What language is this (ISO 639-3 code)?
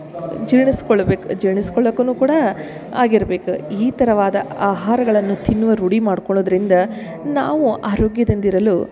kan